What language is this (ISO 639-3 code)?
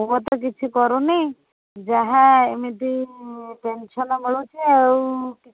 ori